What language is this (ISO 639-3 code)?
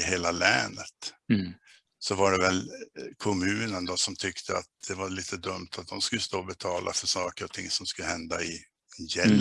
swe